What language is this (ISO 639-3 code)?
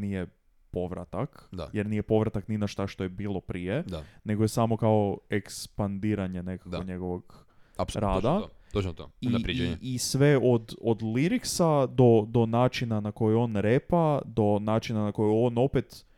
hrv